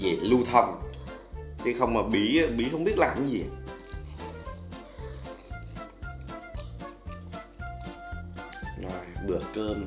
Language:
Vietnamese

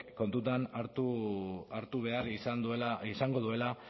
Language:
Basque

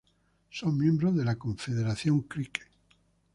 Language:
Spanish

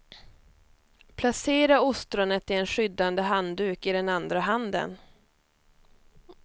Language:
Swedish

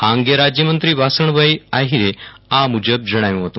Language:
Gujarati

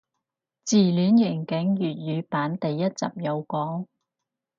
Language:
Cantonese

